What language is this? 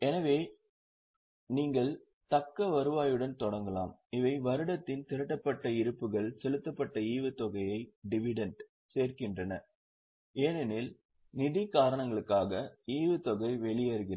Tamil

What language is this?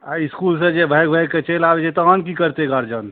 Maithili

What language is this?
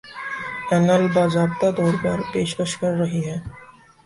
Urdu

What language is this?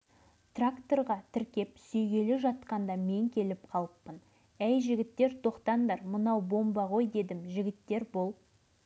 Kazakh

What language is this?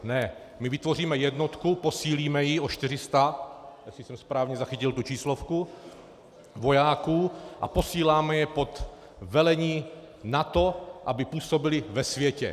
Czech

